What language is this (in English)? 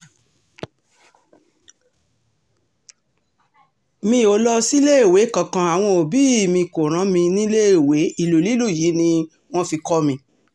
Yoruba